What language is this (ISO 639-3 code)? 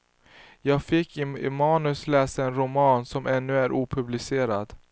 swe